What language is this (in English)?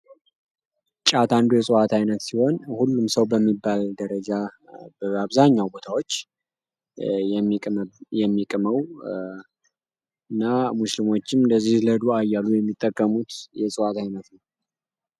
Amharic